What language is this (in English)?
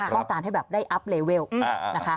Thai